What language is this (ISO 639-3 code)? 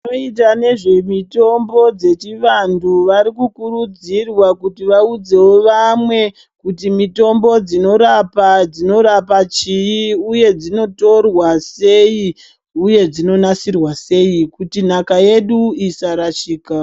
ndc